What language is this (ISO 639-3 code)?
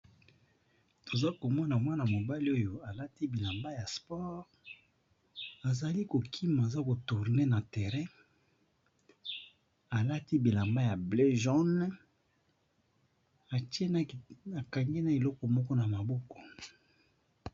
lin